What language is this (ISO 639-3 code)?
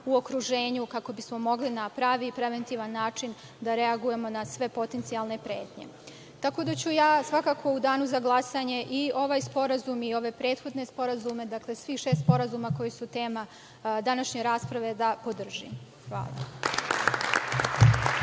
srp